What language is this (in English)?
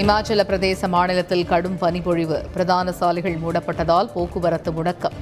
Tamil